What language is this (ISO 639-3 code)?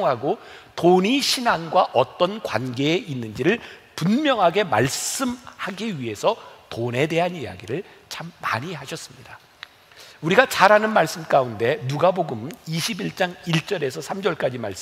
kor